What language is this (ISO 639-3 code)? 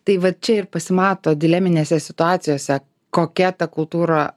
lit